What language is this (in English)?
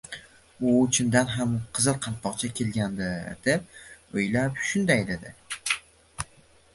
Uzbek